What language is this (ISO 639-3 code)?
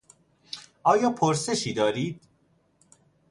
fas